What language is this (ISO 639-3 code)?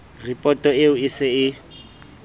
sot